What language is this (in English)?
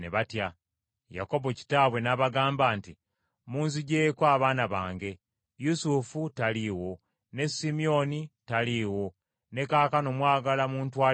Ganda